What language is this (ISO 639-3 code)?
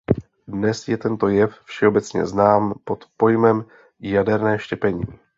ces